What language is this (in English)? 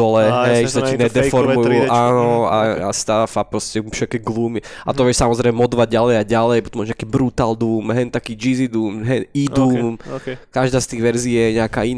Slovak